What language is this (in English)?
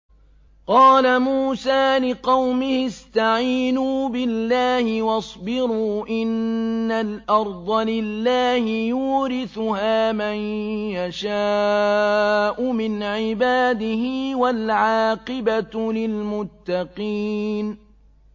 Arabic